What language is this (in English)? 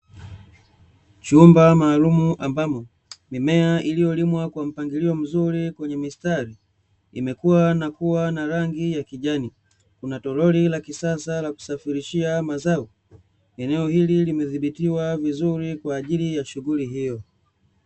Swahili